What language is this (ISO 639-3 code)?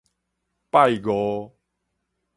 nan